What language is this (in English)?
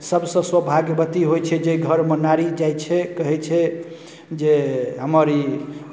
Maithili